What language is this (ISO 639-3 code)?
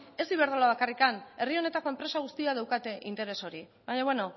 eus